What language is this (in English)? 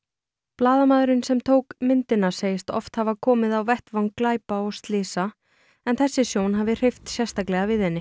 Icelandic